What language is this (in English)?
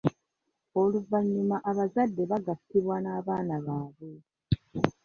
Ganda